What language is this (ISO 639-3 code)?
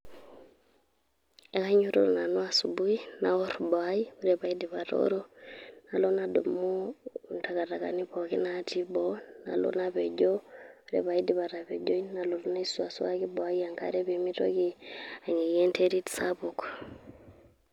mas